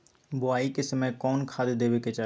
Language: Magahi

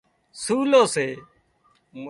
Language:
Wadiyara Koli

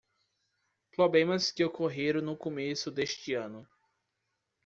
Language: Portuguese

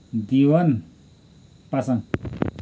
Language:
Nepali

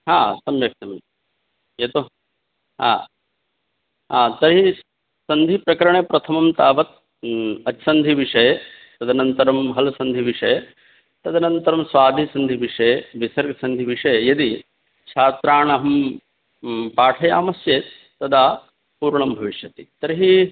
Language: Sanskrit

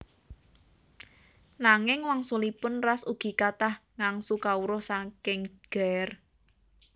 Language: Javanese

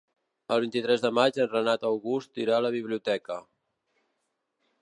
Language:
Catalan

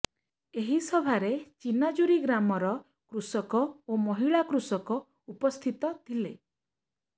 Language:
Odia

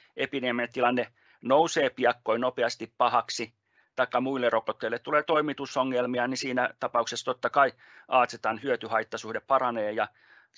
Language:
Finnish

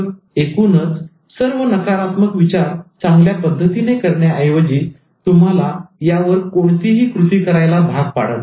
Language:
Marathi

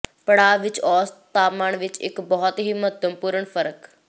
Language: Punjabi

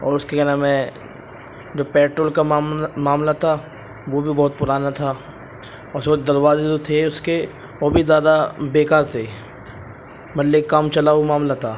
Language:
Urdu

